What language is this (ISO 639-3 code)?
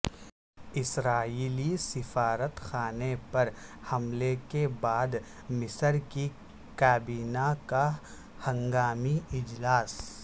urd